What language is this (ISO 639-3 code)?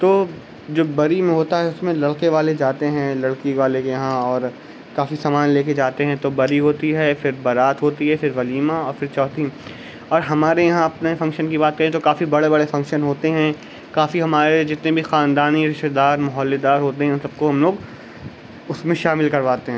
urd